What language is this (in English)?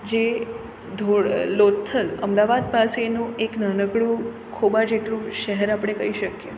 Gujarati